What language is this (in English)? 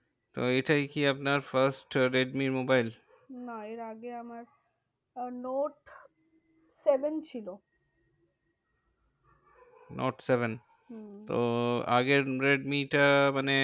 Bangla